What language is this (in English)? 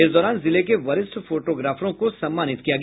Hindi